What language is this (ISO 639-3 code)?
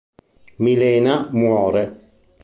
ita